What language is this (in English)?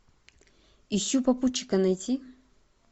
Russian